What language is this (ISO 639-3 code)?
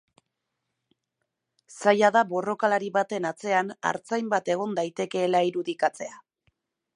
eus